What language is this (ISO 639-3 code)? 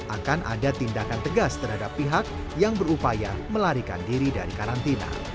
ind